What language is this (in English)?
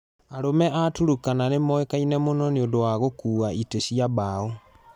Kikuyu